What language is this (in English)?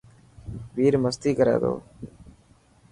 Dhatki